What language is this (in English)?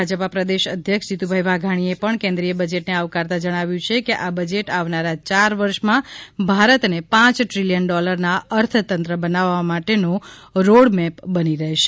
Gujarati